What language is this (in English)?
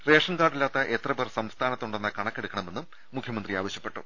Malayalam